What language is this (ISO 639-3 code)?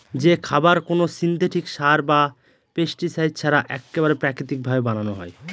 ben